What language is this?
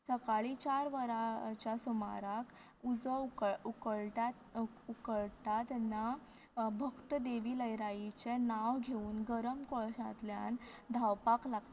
Konkani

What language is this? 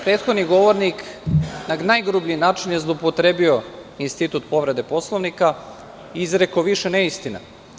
Serbian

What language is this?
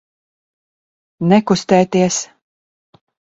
Latvian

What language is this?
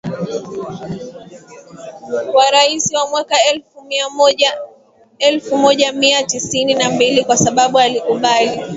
Swahili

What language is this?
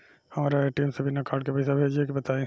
Bhojpuri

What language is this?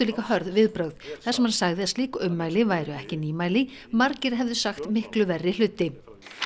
Icelandic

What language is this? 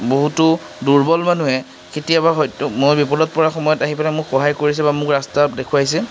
Assamese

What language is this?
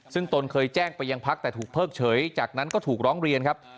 Thai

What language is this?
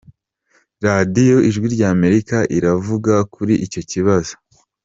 Kinyarwanda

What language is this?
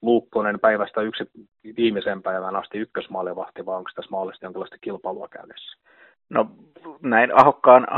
Finnish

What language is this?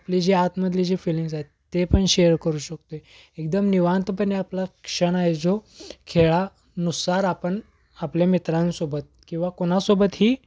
Marathi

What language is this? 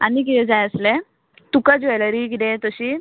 Konkani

